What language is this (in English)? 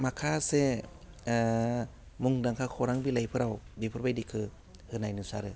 Bodo